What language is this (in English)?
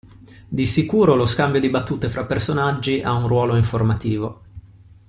Italian